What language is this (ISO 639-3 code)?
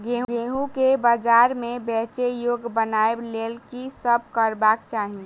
mai